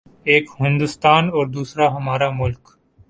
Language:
Urdu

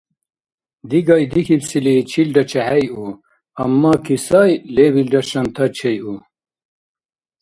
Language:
Dargwa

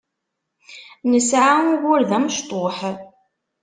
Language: Kabyle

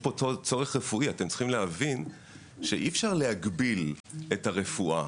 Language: Hebrew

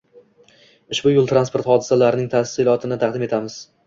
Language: Uzbek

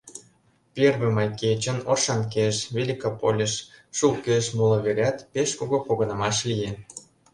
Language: Mari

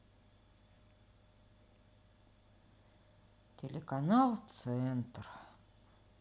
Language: Russian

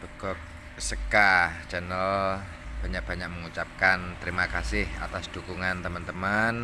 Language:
Indonesian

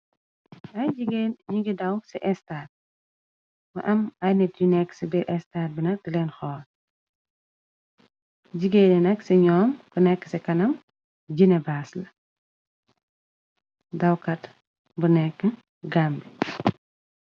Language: Wolof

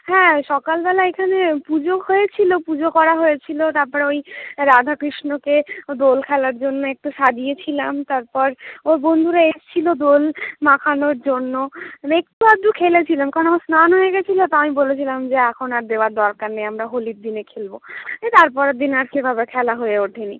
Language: Bangla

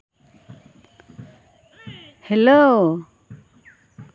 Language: Santali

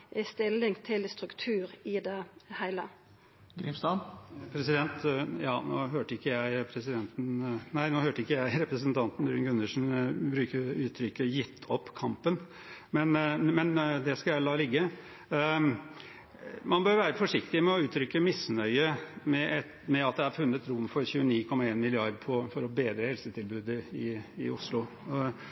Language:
Norwegian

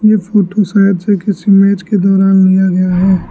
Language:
Hindi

